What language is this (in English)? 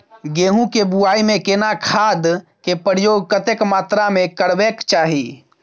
Maithili